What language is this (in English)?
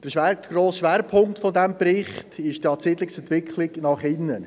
Swiss German